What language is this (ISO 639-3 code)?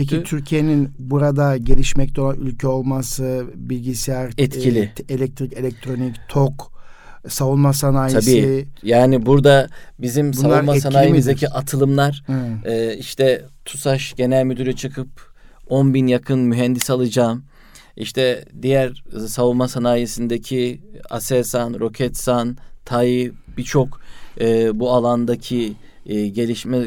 tur